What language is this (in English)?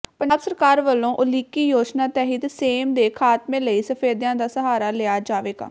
Punjabi